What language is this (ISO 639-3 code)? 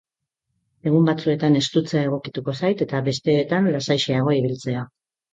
eus